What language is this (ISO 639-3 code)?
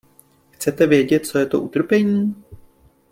ces